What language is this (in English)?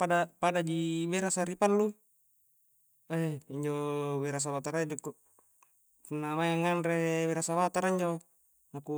Coastal Konjo